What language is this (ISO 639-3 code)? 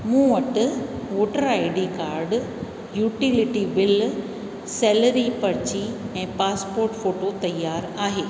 snd